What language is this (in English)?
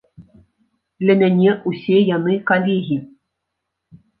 Belarusian